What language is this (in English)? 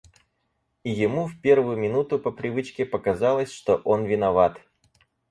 Russian